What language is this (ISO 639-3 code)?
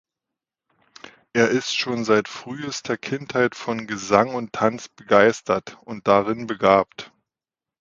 deu